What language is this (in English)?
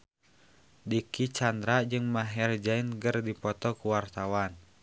Sundanese